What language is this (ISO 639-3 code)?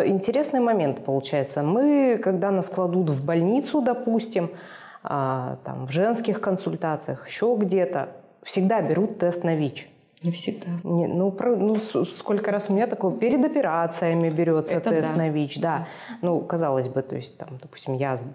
rus